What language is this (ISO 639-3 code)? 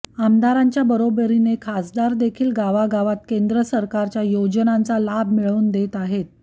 mar